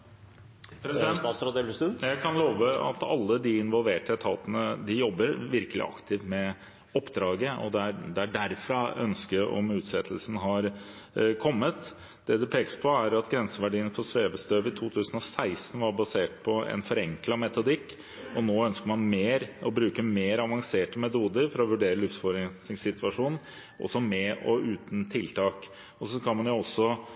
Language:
Norwegian Bokmål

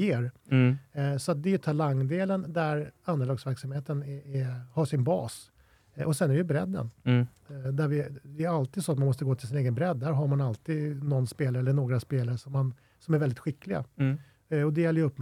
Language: Swedish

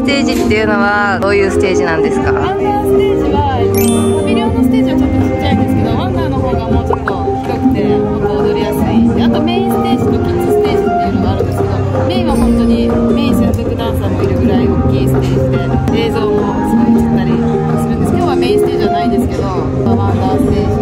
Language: Japanese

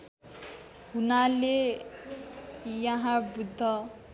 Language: Nepali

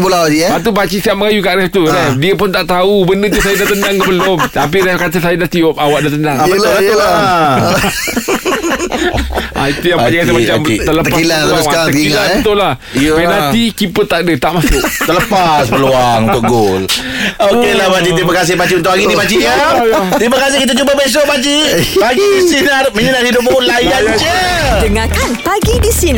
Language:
Malay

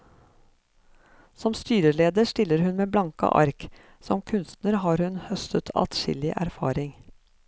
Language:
Norwegian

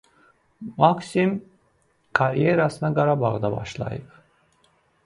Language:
Azerbaijani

